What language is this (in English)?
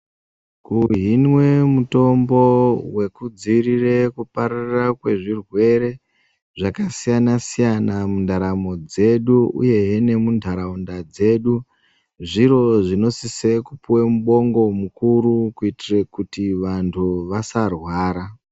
Ndau